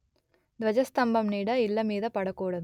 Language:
Telugu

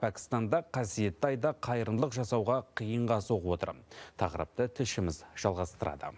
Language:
Turkish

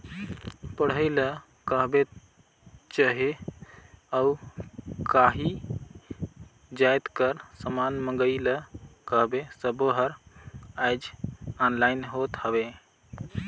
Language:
Chhattisgarhi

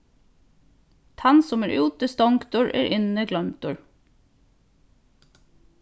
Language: Faroese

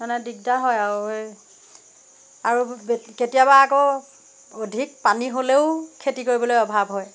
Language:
Assamese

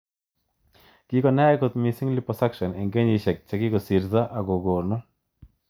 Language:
Kalenjin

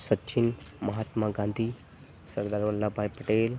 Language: Gujarati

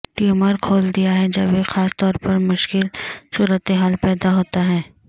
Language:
Urdu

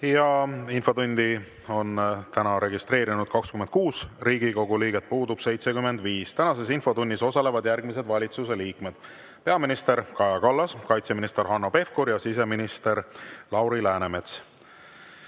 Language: Estonian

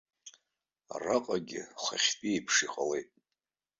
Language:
Abkhazian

